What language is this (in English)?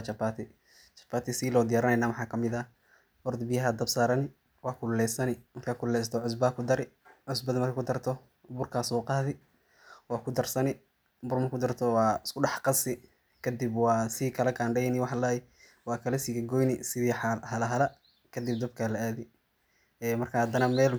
Somali